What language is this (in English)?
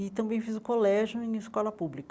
Portuguese